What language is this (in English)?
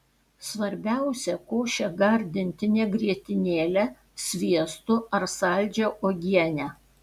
Lithuanian